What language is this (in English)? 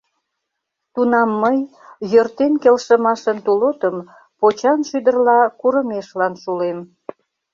Mari